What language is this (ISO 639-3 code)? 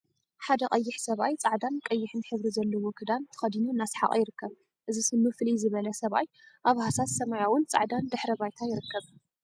tir